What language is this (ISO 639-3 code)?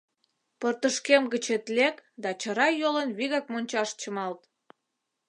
chm